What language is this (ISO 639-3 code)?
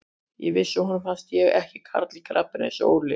isl